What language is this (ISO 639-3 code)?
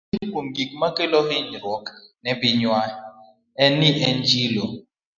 luo